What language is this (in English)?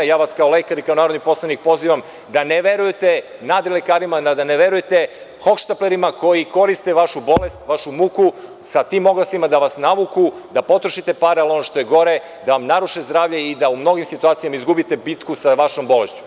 Serbian